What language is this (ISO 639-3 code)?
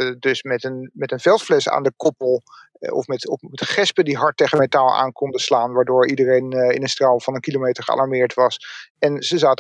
nld